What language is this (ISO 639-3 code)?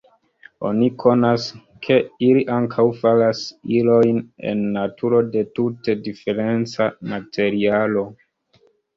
epo